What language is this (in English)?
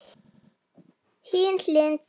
Icelandic